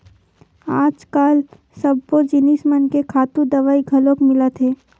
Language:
Chhattisgarhi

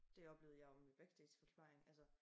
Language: Danish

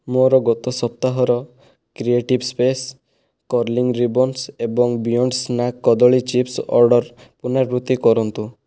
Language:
Odia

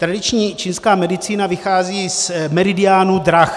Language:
Czech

